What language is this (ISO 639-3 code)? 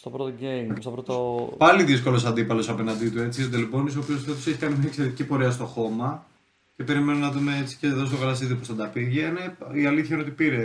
ell